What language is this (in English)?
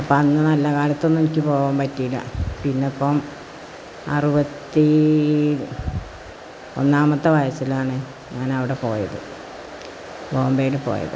Malayalam